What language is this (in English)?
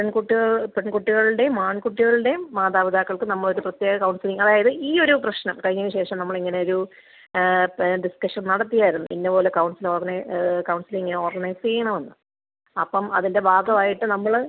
Malayalam